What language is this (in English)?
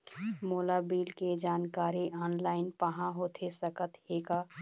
Chhattisgarhi